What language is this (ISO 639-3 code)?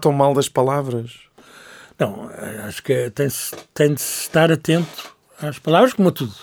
por